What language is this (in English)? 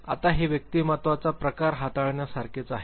Marathi